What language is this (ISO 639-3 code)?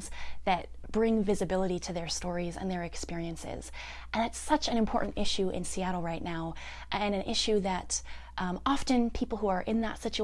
eng